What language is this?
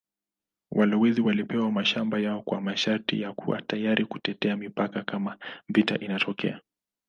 Swahili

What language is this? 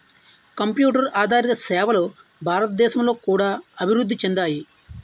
Telugu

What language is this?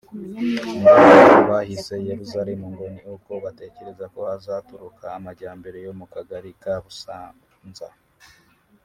Kinyarwanda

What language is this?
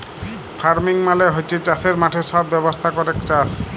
Bangla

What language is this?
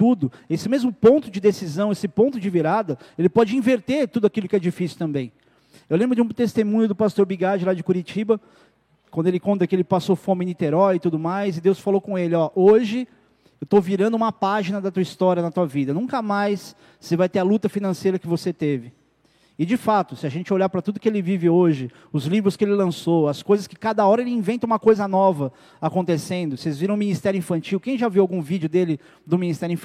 Portuguese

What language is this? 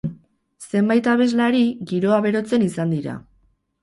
Basque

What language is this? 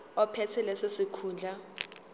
Zulu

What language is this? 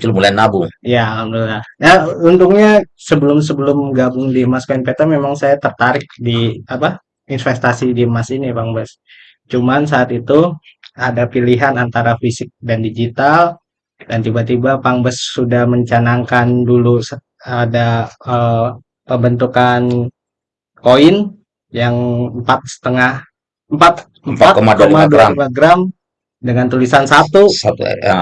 Indonesian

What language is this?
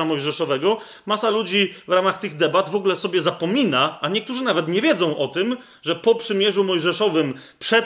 Polish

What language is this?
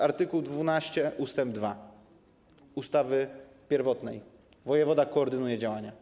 Polish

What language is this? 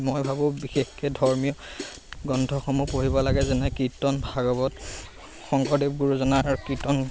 Assamese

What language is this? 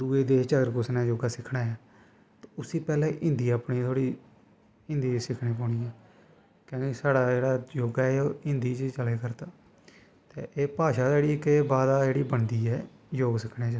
Dogri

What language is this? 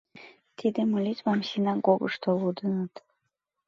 Mari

